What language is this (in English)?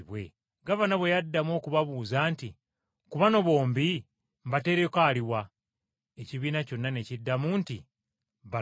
Ganda